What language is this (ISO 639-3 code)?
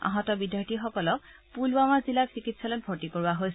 asm